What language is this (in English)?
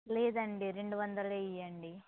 Telugu